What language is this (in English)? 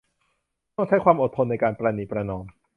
Thai